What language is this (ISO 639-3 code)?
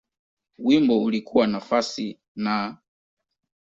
swa